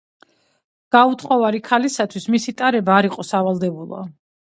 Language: Georgian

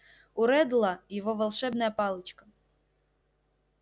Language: Russian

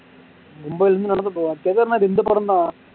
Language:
Tamil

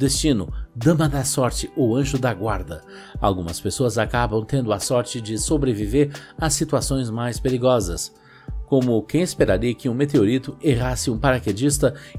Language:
Portuguese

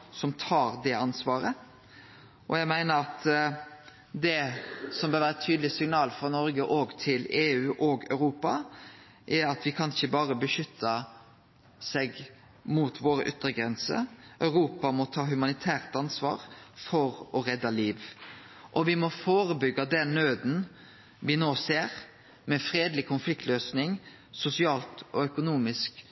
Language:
Norwegian Nynorsk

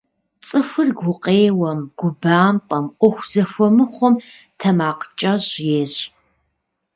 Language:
Kabardian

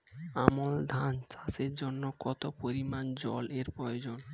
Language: Bangla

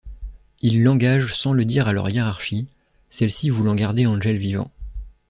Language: French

